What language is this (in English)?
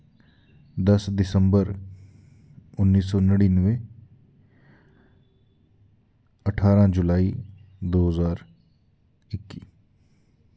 Dogri